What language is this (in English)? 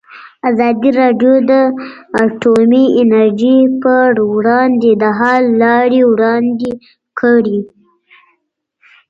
Pashto